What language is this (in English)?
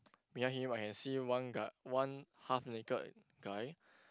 English